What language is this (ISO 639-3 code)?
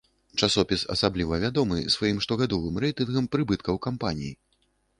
bel